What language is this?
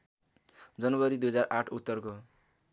Nepali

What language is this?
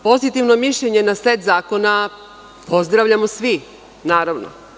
Serbian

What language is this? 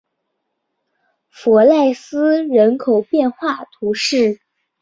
Chinese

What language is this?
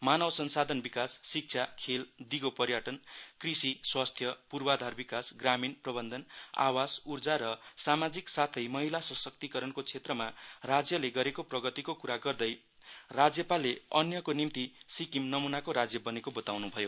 Nepali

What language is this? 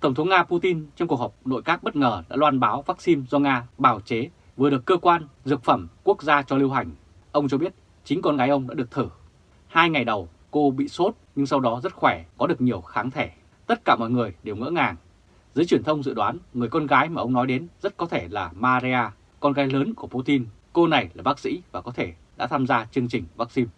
Vietnamese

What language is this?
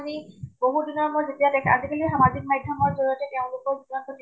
Assamese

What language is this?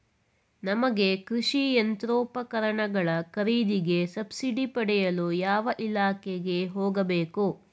Kannada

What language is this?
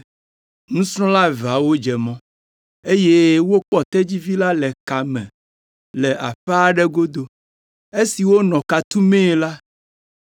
Ewe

